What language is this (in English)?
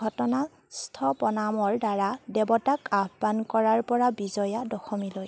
Assamese